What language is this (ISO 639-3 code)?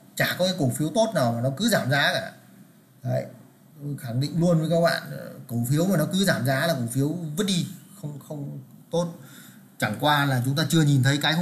vie